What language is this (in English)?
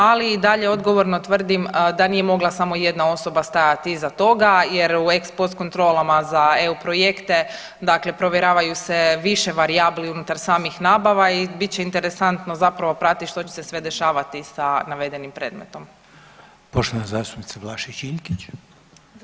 Croatian